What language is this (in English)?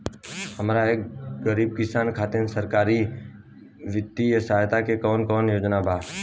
Bhojpuri